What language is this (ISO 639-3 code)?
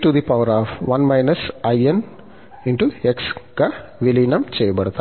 tel